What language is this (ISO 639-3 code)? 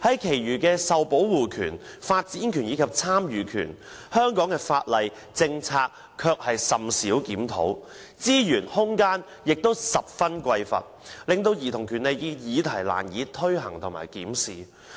yue